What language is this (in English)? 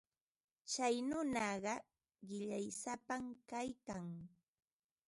Ambo-Pasco Quechua